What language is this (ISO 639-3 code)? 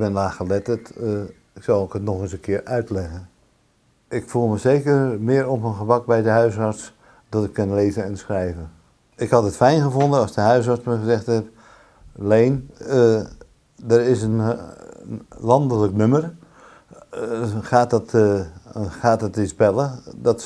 nld